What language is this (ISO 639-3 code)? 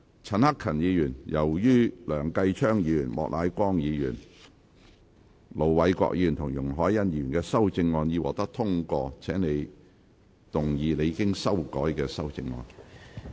yue